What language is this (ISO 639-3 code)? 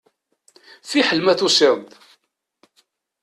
kab